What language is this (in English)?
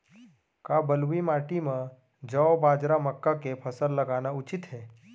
Chhattisgarhi